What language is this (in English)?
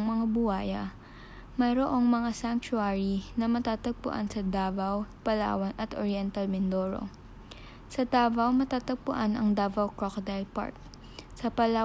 Filipino